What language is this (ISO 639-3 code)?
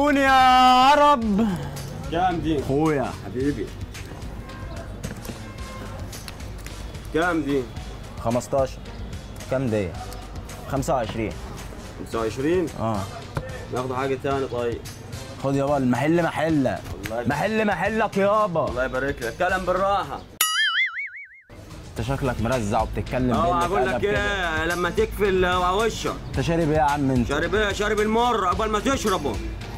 ara